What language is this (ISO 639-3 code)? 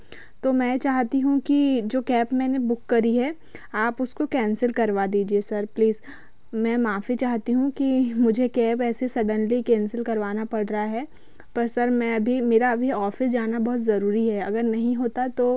hin